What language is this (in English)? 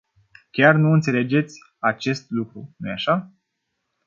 Romanian